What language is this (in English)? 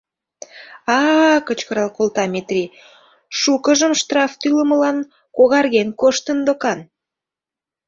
Mari